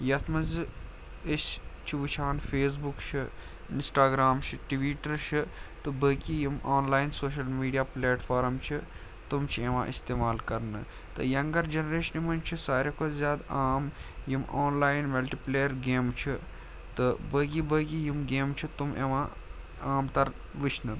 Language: Kashmiri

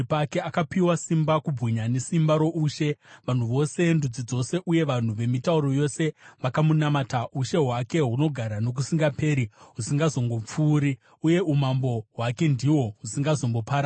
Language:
Shona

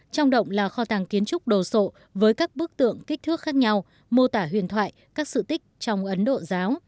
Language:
Vietnamese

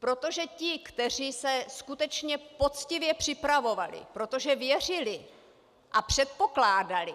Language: Czech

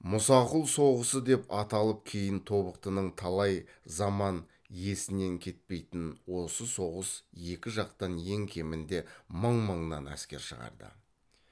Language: Kazakh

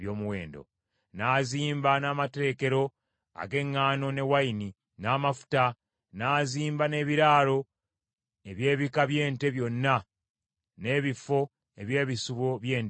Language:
Ganda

